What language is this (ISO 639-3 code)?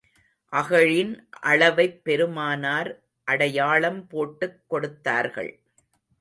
tam